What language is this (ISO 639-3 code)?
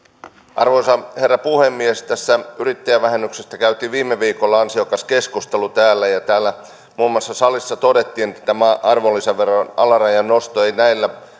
fin